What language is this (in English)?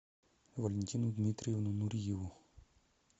Russian